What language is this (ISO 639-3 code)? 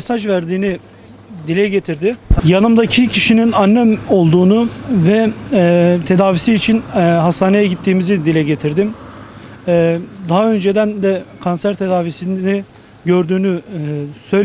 tur